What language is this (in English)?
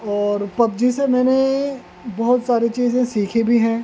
Urdu